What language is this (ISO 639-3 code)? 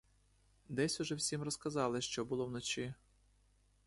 ukr